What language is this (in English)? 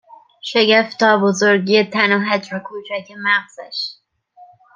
Persian